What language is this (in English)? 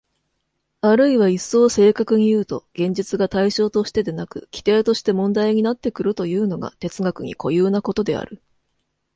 Japanese